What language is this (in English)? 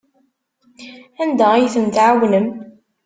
Kabyle